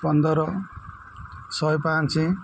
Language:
Odia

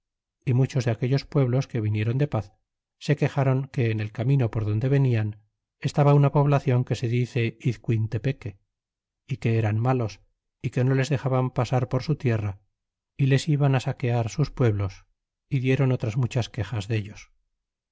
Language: Spanish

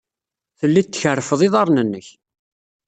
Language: Kabyle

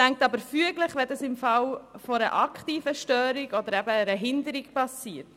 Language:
Swiss German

